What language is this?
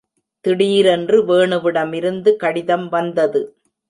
Tamil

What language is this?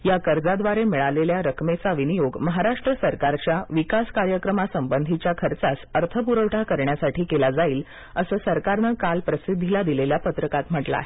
Marathi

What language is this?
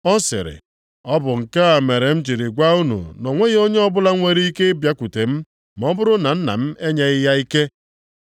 Igbo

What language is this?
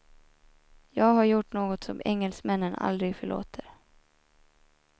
Swedish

